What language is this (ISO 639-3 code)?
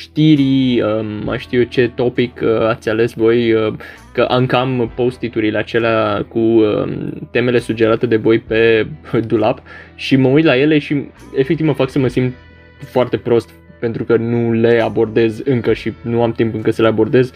ron